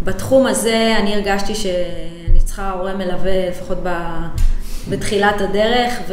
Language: Hebrew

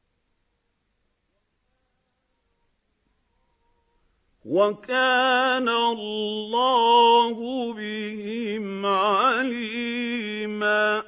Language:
Arabic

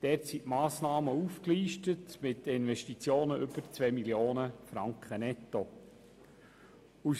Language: Swiss German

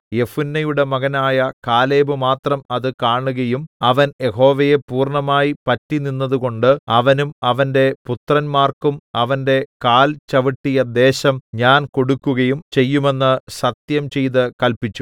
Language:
Malayalam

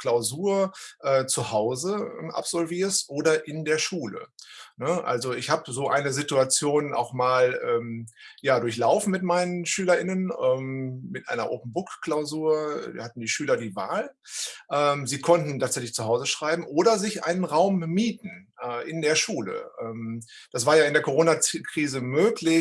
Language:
German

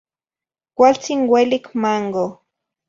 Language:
Zacatlán-Ahuacatlán-Tepetzintla Nahuatl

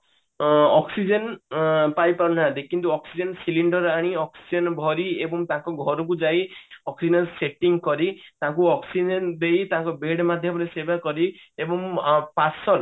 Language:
Odia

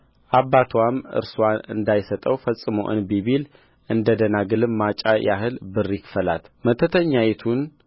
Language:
Amharic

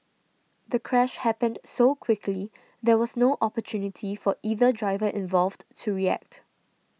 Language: English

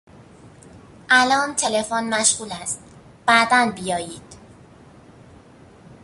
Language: Persian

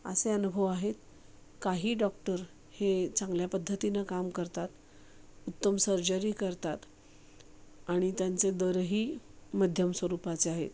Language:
Marathi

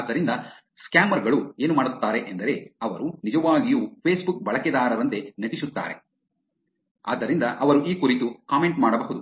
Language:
Kannada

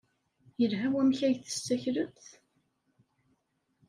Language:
Kabyle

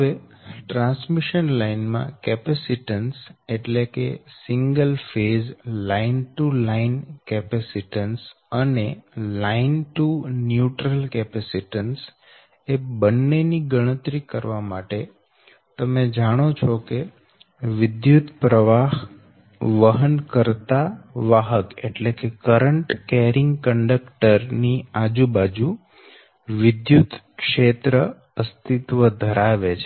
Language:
Gujarati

